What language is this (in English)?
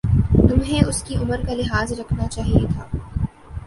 Urdu